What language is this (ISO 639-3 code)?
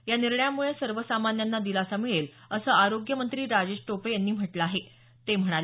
mar